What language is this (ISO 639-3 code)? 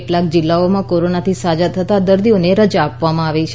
guj